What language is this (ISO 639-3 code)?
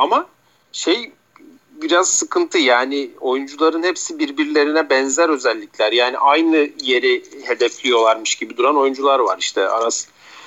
tur